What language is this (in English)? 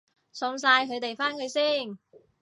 Cantonese